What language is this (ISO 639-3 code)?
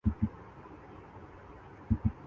urd